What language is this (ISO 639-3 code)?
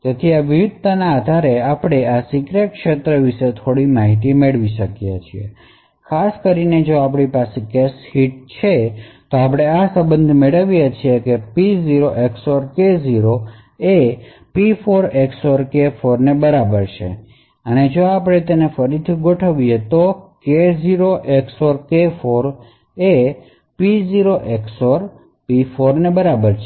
guj